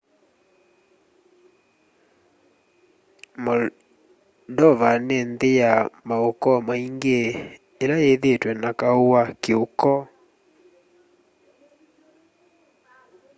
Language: Kamba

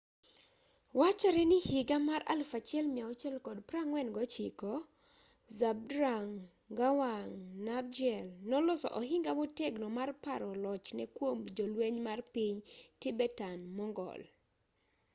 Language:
Luo (Kenya and Tanzania)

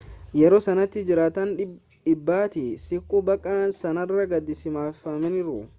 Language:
Oromo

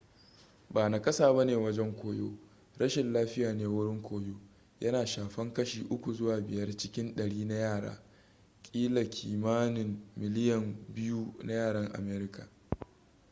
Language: Hausa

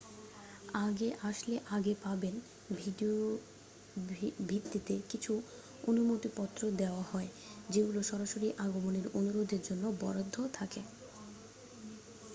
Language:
Bangla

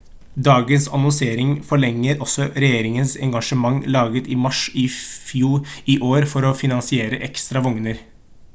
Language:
Norwegian Bokmål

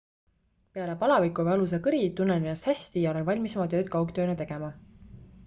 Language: Estonian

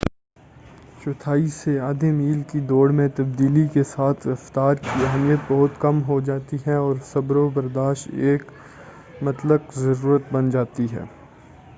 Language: Urdu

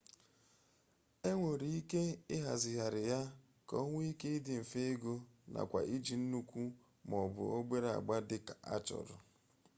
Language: Igbo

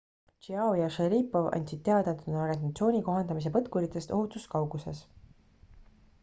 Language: Estonian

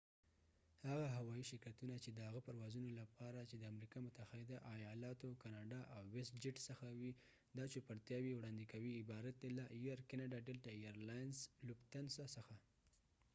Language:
Pashto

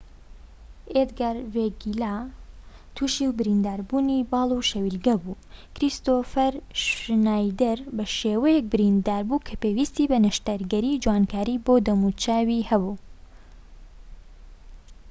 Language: Central Kurdish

